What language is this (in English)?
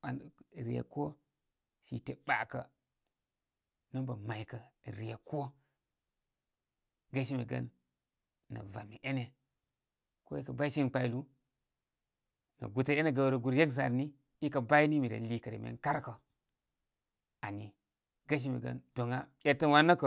Koma